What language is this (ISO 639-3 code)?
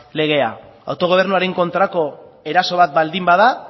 eus